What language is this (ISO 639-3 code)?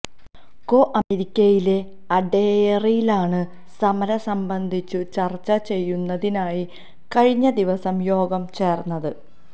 mal